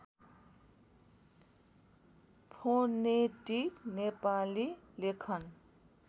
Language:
Nepali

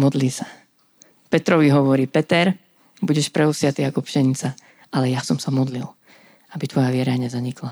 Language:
Slovak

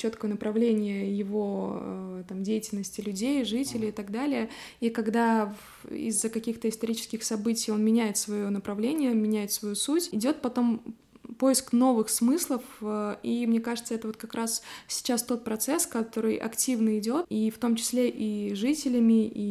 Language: Russian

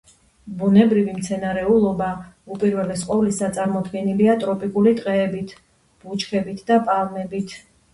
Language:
Georgian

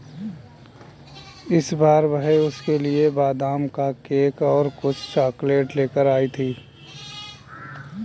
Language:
Hindi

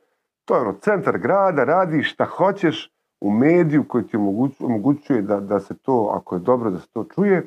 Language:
Croatian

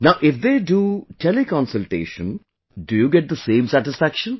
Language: English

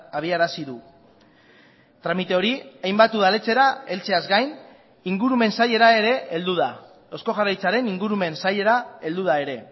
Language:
Basque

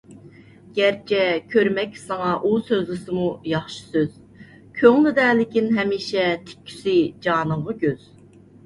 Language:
Uyghur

